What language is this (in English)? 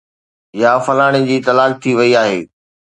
Sindhi